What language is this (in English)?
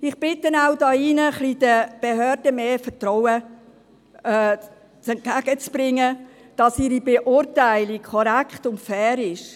Swiss German